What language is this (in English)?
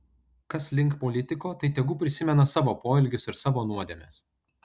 Lithuanian